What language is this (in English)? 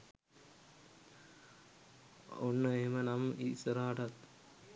Sinhala